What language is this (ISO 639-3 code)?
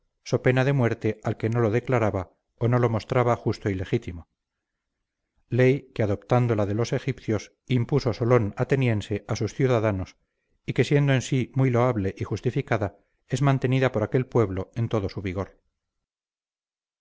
spa